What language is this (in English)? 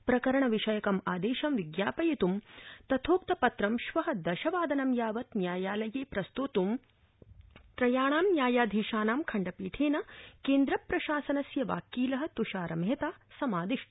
Sanskrit